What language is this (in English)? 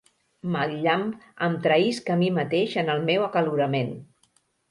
Catalan